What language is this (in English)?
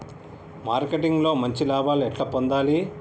Telugu